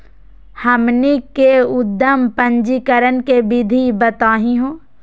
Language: Magahi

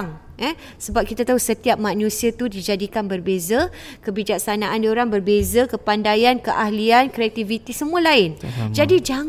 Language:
Malay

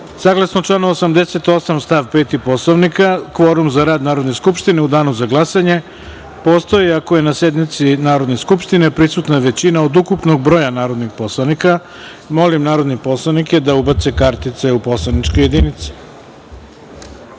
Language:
Serbian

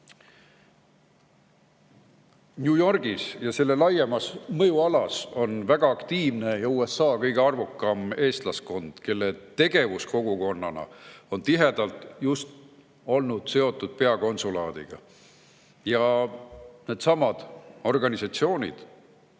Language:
Estonian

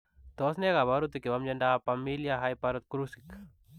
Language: Kalenjin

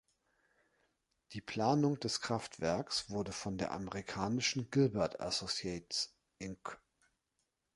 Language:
German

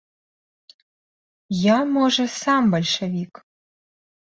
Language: Belarusian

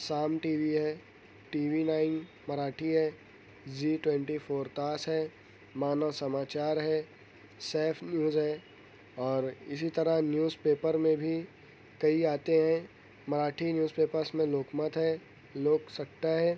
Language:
Urdu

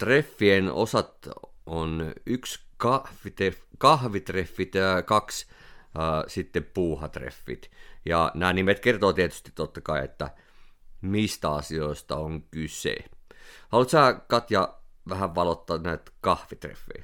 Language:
Finnish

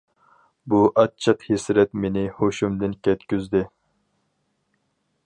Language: Uyghur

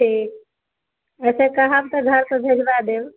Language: Maithili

